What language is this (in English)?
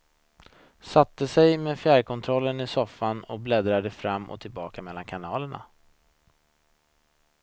Swedish